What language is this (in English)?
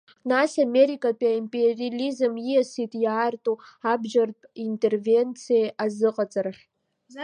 Abkhazian